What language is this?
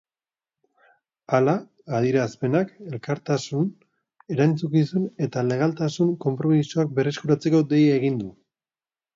Basque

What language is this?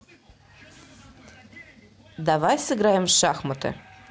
Russian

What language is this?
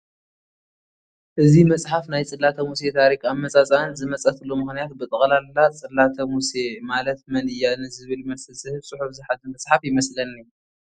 Tigrinya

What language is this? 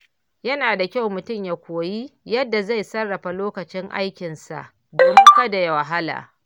Hausa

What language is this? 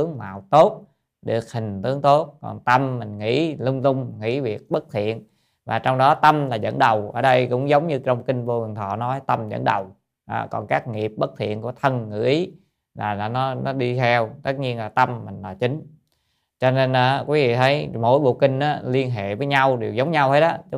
Vietnamese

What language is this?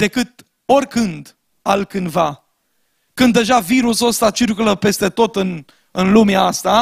Romanian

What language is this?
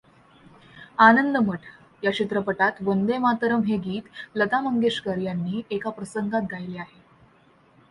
Marathi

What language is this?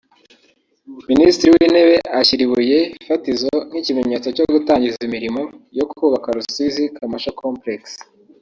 Kinyarwanda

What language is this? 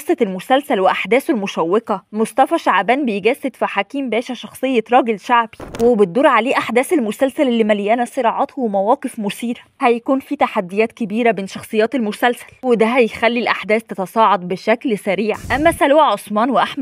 Arabic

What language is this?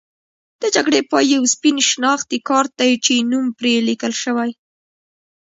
Pashto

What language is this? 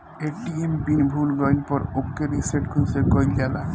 Bhojpuri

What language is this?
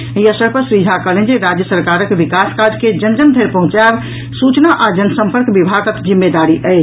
Maithili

